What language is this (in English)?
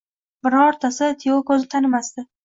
Uzbek